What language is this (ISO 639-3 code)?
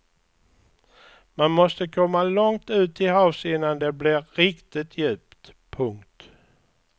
swe